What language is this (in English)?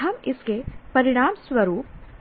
Hindi